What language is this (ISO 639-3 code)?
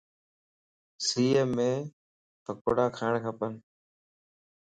lss